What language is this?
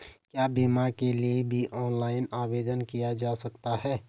Hindi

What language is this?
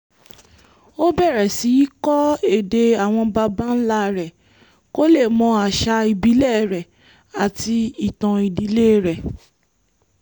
Yoruba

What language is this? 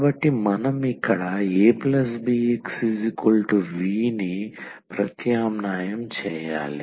Telugu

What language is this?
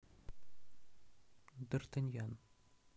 Russian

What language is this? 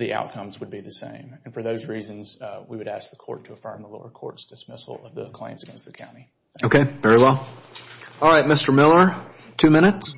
English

